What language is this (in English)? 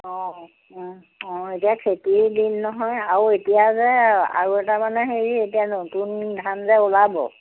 Assamese